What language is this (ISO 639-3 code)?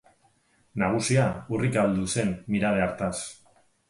eus